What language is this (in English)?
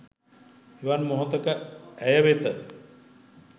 Sinhala